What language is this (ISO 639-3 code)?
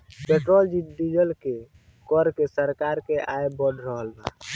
bho